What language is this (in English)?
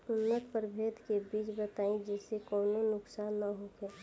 Bhojpuri